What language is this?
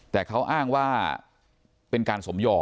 Thai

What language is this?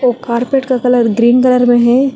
Hindi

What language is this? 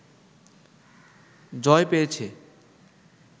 Bangla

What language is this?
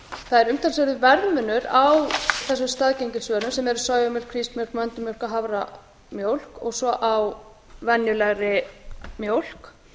Icelandic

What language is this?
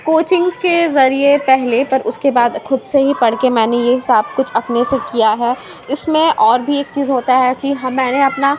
Urdu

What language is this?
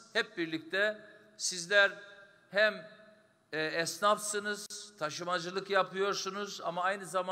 Turkish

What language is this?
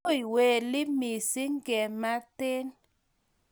Kalenjin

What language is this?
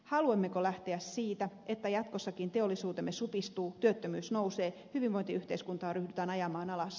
Finnish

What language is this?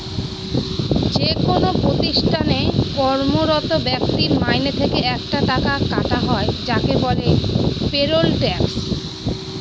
Bangla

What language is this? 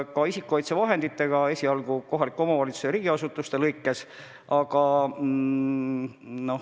Estonian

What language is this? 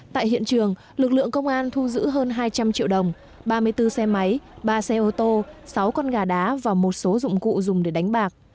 Vietnamese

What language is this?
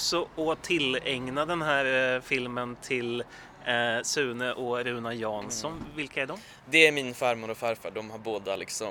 Swedish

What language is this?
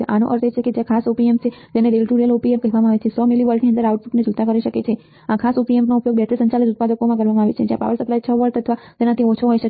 Gujarati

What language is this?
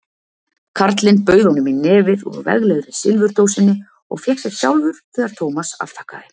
Icelandic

